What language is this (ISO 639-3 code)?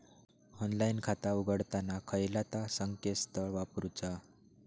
mar